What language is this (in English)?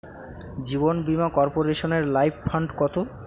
Bangla